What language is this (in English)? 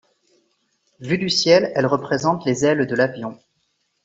French